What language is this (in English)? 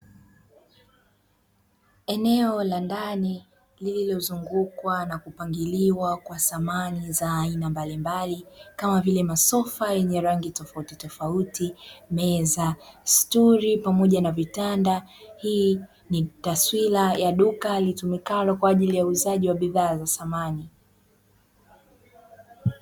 Swahili